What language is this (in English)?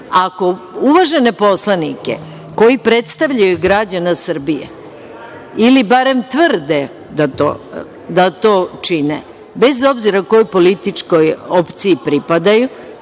Serbian